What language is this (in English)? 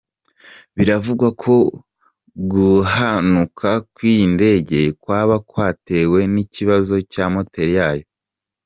Kinyarwanda